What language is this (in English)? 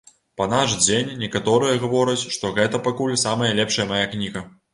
Belarusian